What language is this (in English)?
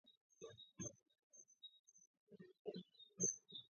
Georgian